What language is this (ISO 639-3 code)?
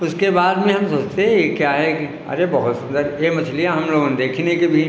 hin